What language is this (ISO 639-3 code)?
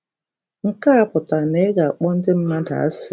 ibo